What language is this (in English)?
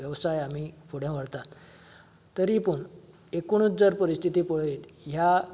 Konkani